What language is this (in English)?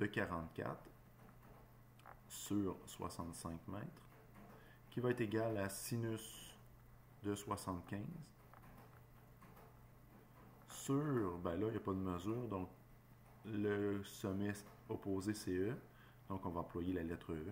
French